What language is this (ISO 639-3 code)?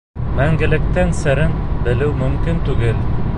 bak